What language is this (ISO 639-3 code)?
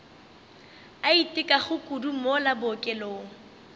nso